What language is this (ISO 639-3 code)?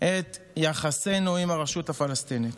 heb